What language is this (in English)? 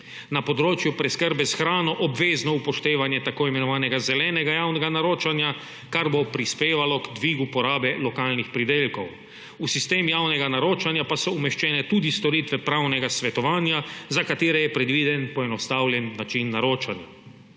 Slovenian